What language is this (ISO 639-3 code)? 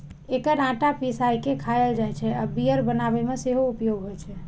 mai